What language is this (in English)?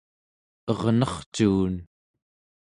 Central Yupik